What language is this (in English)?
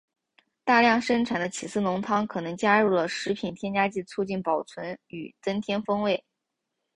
Chinese